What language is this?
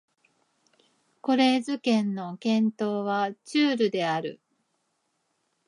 Japanese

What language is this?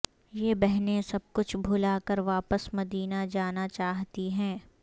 Urdu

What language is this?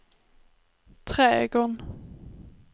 Swedish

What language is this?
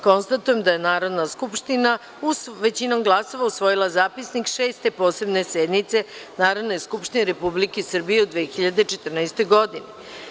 Serbian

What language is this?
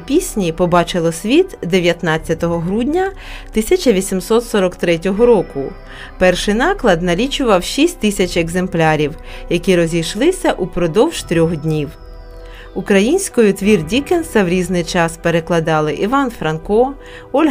Ukrainian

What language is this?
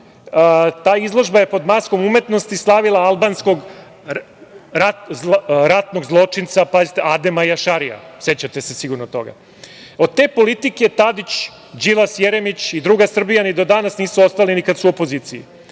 Serbian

